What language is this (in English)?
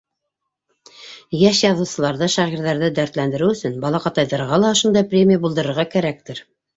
Bashkir